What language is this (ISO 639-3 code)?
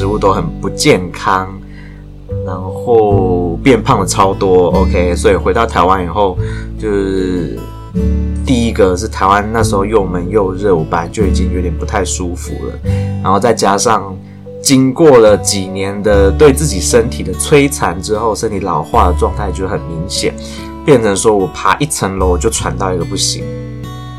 zho